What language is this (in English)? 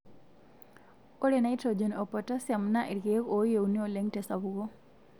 Masai